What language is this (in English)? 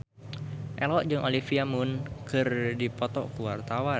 Sundanese